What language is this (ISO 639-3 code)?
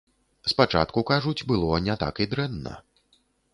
bel